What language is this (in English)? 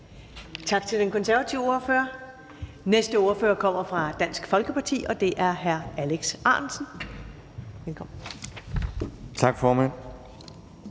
Danish